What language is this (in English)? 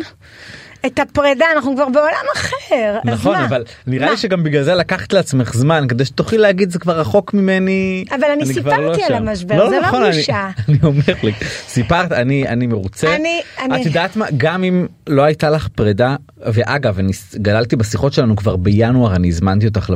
Hebrew